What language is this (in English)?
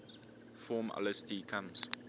English